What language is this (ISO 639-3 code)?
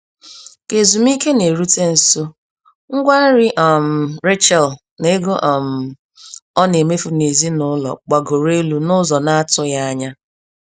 ibo